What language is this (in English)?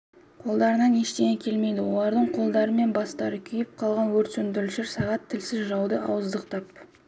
Kazakh